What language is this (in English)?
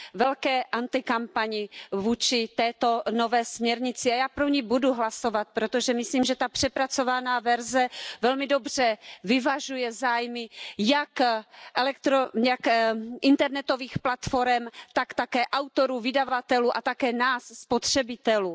Czech